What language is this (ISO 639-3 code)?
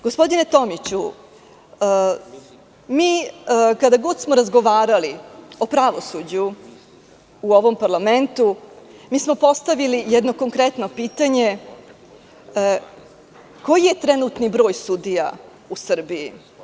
srp